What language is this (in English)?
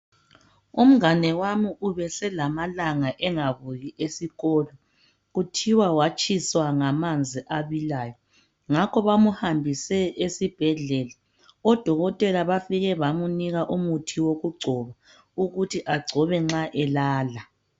North Ndebele